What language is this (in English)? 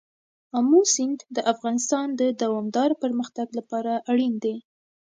Pashto